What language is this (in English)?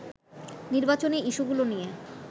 Bangla